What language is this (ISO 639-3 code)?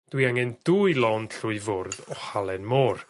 cym